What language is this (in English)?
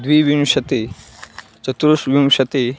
Sanskrit